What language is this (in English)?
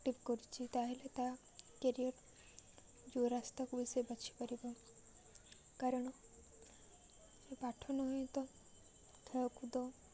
Odia